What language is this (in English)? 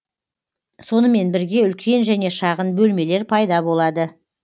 Kazakh